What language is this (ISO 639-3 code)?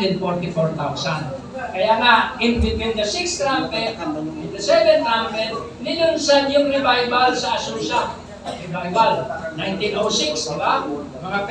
fil